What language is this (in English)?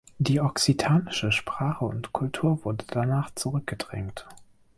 German